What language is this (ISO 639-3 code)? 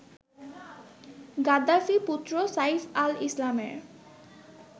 ben